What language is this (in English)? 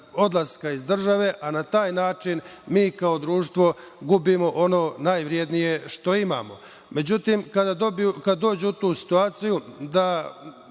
Serbian